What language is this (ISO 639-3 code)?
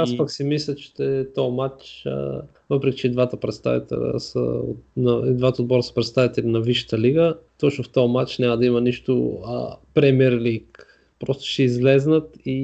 bul